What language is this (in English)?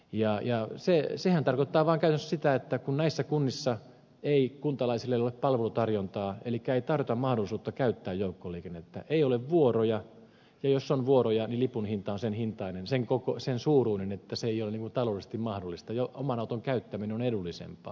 Finnish